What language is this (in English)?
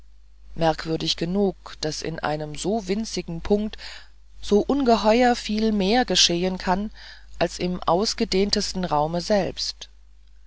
German